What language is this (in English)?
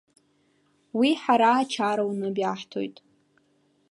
Abkhazian